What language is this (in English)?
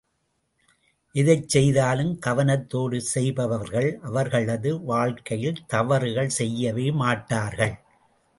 Tamil